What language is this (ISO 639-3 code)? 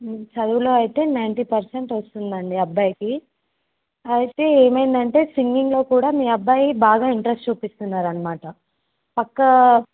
tel